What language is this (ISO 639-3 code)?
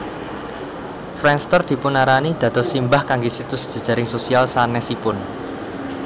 jav